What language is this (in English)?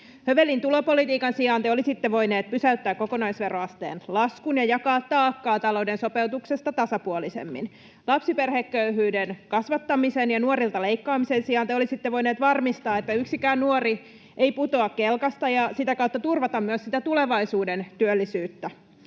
Finnish